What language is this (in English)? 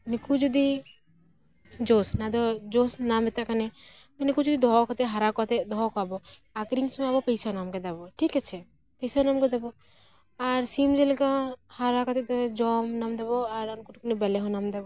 Santali